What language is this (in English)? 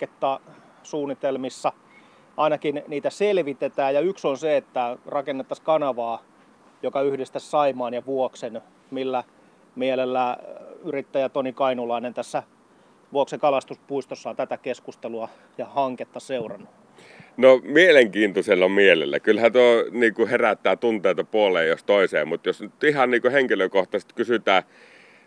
Finnish